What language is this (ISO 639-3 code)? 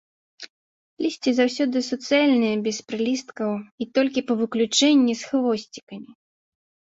bel